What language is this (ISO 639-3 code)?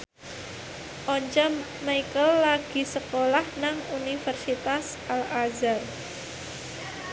jav